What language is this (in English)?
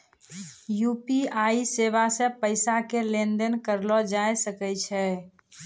Maithili